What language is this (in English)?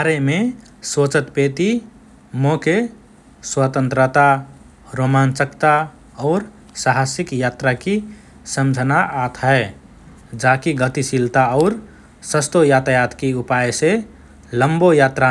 Rana Tharu